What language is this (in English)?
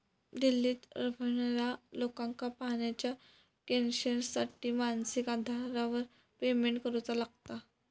Marathi